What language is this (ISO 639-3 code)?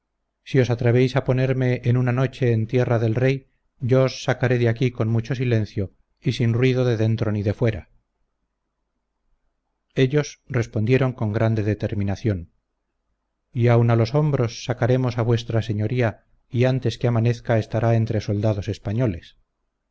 spa